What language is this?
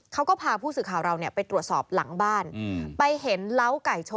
Thai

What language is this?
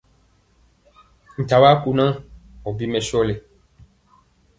Mpiemo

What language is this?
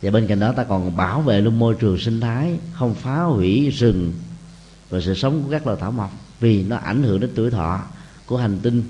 Vietnamese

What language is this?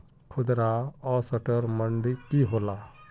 Magahi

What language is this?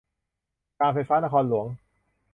Thai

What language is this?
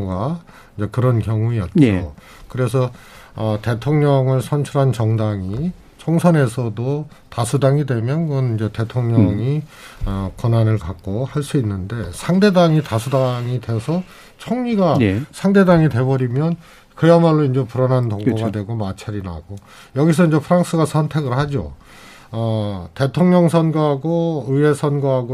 Korean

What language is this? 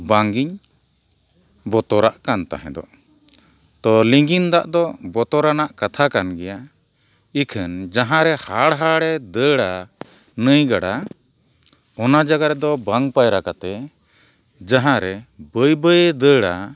Santali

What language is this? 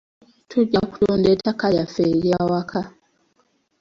Ganda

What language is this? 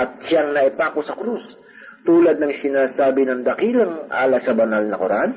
Filipino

